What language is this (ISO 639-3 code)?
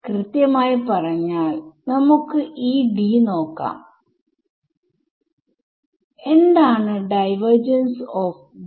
mal